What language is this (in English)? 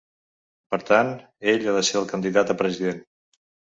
Catalan